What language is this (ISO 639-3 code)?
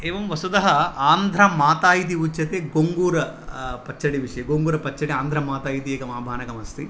san